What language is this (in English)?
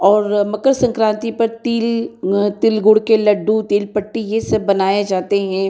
Hindi